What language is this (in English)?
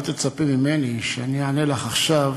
Hebrew